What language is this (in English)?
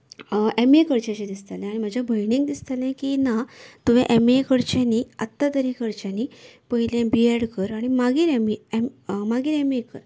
Konkani